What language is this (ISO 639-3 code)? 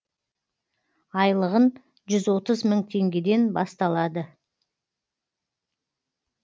kaz